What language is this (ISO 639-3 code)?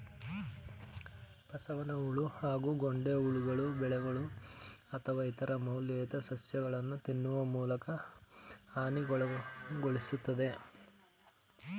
kan